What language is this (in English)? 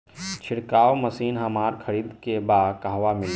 Bhojpuri